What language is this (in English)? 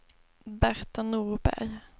Swedish